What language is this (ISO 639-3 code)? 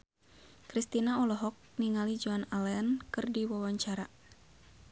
sun